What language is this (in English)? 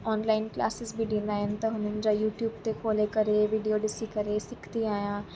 Sindhi